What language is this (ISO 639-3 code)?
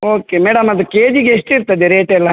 kan